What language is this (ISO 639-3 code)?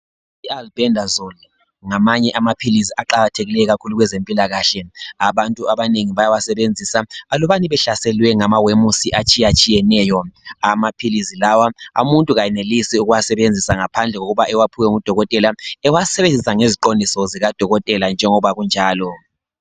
nde